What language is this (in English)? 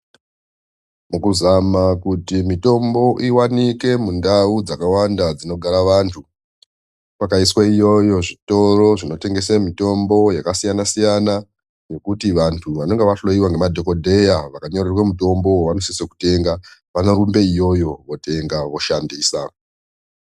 Ndau